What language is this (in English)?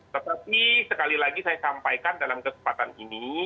Indonesian